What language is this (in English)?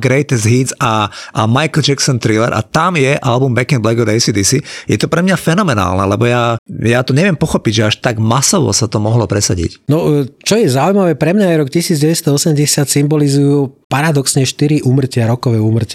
Slovak